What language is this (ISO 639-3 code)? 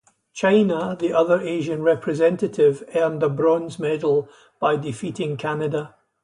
eng